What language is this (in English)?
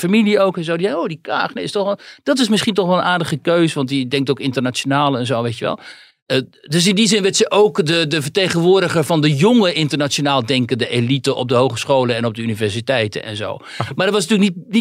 Dutch